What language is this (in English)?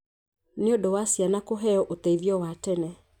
Kikuyu